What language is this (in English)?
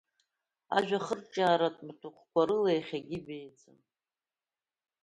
Abkhazian